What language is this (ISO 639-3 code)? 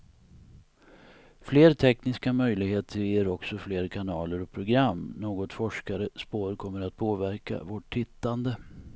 swe